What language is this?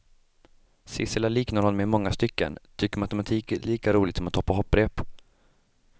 Swedish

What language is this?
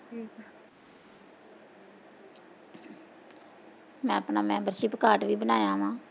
Punjabi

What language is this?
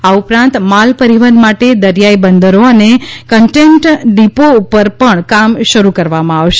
Gujarati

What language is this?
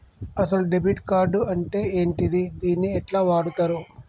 Telugu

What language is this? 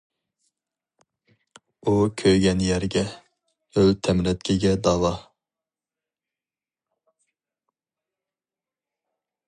Uyghur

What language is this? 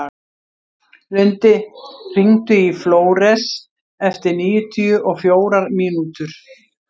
Icelandic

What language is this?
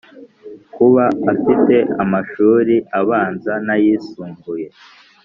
Kinyarwanda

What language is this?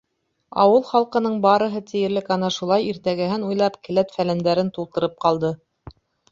Bashkir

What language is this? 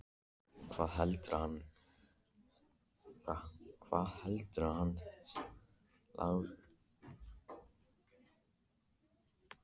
Icelandic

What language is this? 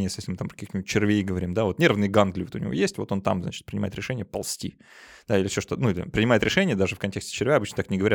Russian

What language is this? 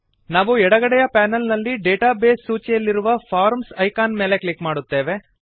Kannada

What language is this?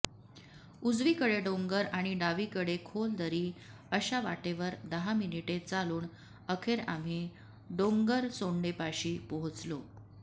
Marathi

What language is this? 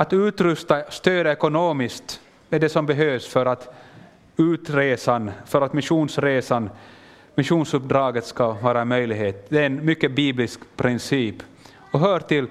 Swedish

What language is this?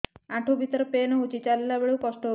Odia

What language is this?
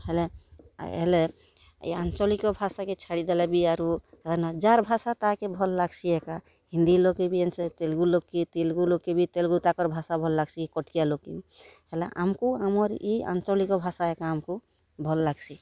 Odia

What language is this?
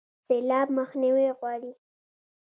Pashto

